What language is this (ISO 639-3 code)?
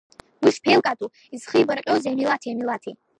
abk